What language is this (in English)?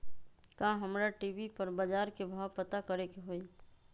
Magahi